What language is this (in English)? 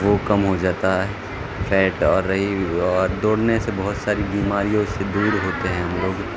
Urdu